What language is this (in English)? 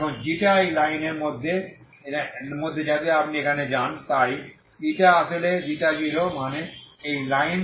Bangla